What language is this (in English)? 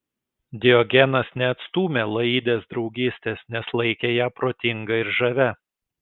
Lithuanian